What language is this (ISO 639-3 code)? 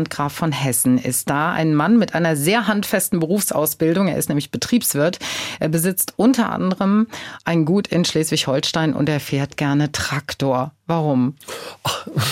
deu